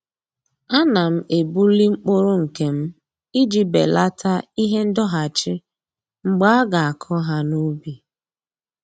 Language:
Igbo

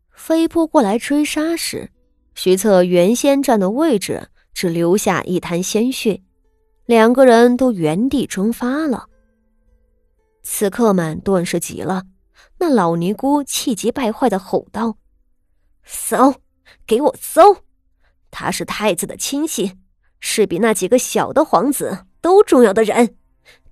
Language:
Chinese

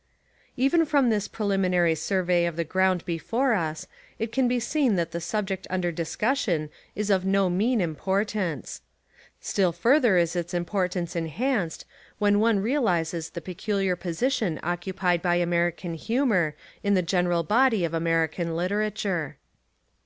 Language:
English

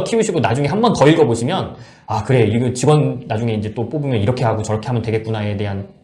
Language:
Korean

